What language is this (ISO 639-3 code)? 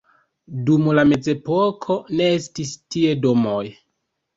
epo